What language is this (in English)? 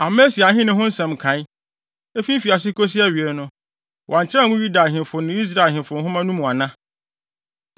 Akan